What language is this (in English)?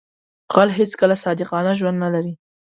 Pashto